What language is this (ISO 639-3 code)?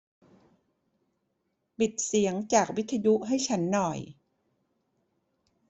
tha